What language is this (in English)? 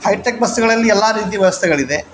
Kannada